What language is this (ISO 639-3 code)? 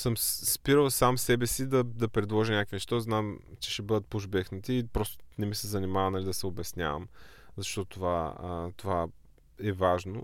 bul